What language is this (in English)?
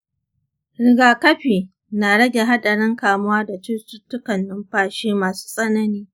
Hausa